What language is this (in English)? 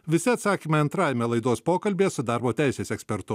Lithuanian